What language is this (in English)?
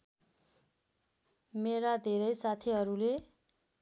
Nepali